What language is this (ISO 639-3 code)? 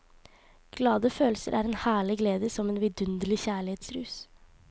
nor